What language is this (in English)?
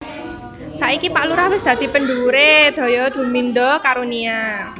Javanese